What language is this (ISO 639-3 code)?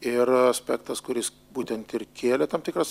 lit